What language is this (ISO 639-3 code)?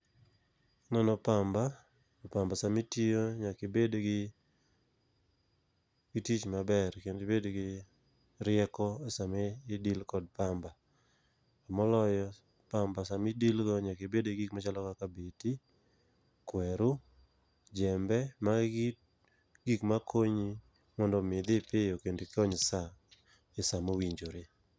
luo